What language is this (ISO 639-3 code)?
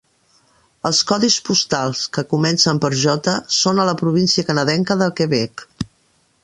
cat